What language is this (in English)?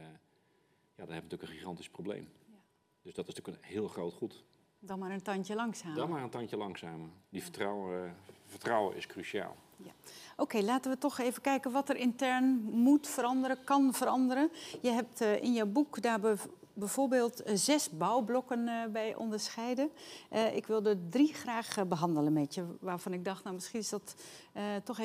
Dutch